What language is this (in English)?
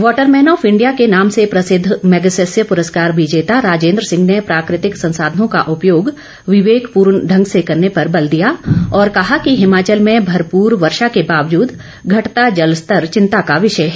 Hindi